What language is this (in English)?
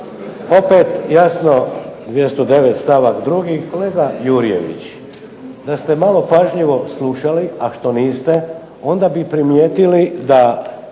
Croatian